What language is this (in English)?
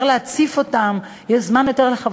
Hebrew